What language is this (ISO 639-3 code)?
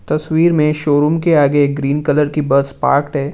hin